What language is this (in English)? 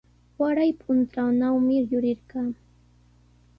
Sihuas Ancash Quechua